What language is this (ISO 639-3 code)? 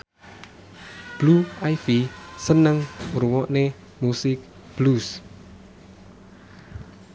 jav